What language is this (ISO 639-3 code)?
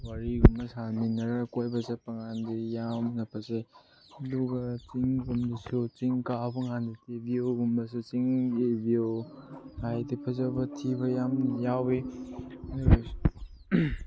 mni